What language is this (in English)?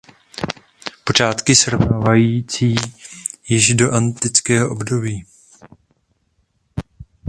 Czech